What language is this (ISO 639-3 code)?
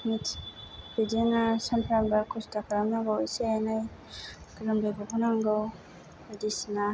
brx